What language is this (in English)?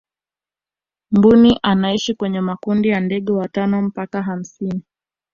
Swahili